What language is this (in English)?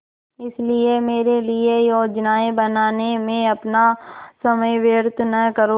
Hindi